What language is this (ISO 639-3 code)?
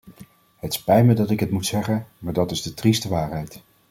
nld